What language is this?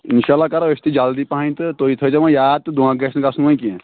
Kashmiri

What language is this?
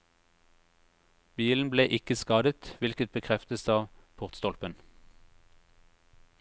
Norwegian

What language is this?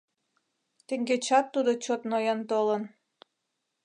Mari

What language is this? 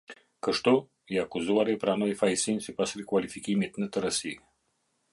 Albanian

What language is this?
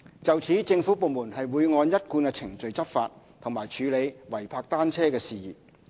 Cantonese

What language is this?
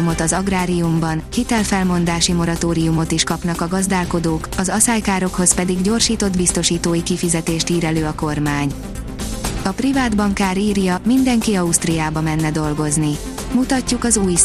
Hungarian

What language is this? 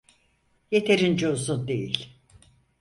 Turkish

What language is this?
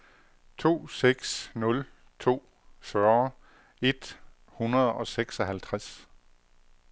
Danish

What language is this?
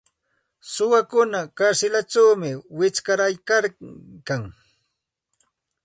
Santa Ana de Tusi Pasco Quechua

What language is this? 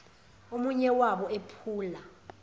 Zulu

